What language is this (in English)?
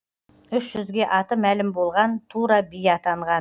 Kazakh